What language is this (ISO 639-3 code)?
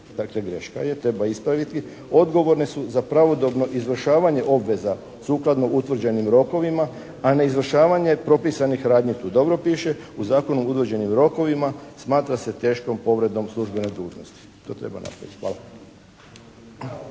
hrv